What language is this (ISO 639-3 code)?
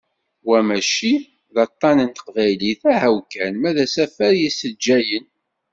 kab